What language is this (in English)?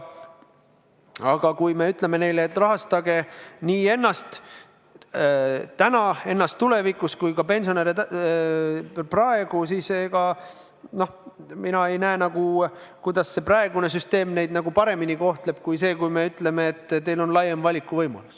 Estonian